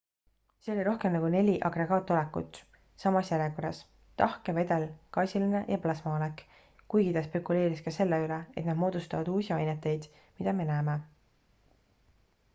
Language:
Estonian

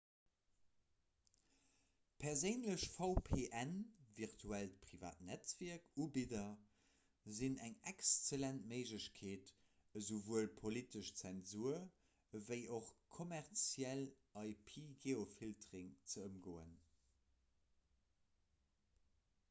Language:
Luxembourgish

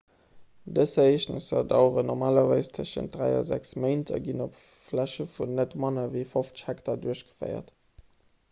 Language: Luxembourgish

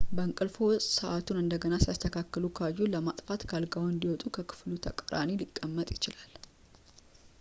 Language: Amharic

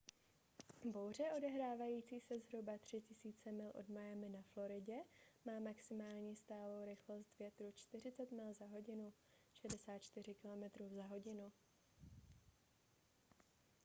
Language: Czech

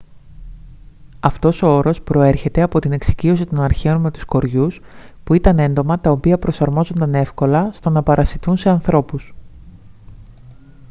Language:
Greek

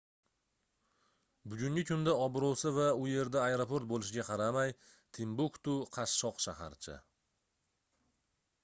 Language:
Uzbek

